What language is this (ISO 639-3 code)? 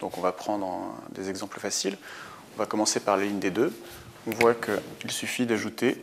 fra